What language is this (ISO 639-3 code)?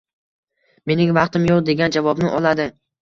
uzb